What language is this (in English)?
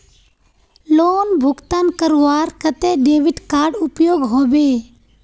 Magahi